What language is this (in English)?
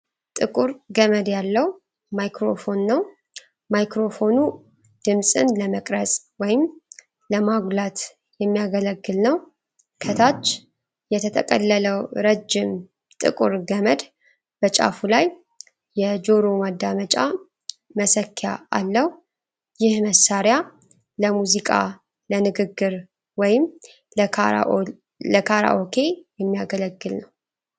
Amharic